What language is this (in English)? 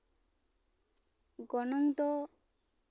Santali